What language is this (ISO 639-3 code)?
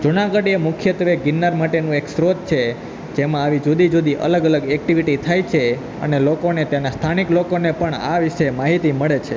guj